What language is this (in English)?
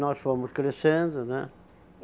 Portuguese